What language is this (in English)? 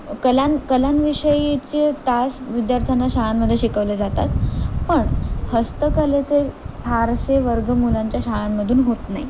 Marathi